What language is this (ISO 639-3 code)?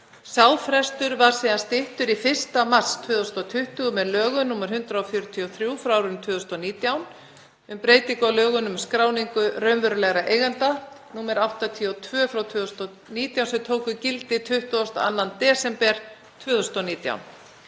isl